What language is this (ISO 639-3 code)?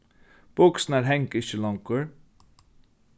fao